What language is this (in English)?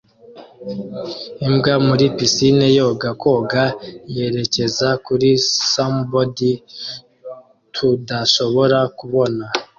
Kinyarwanda